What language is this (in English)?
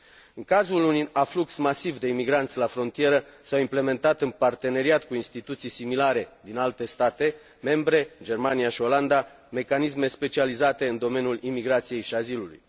Romanian